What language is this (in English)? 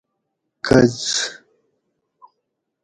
Gawri